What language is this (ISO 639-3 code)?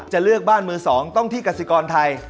tha